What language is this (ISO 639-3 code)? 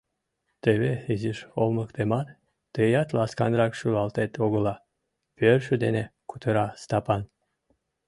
chm